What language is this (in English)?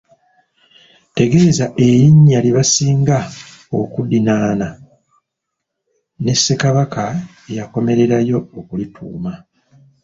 Ganda